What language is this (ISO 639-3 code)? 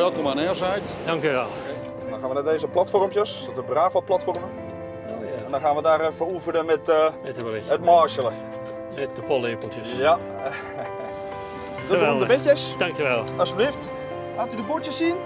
nld